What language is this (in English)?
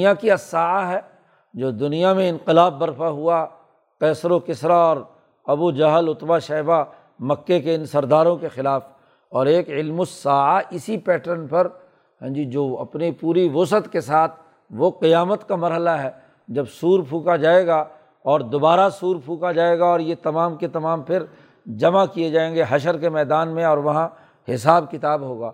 Urdu